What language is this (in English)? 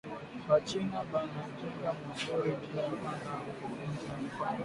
Swahili